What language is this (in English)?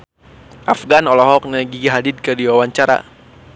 Sundanese